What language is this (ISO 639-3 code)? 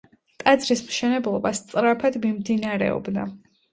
kat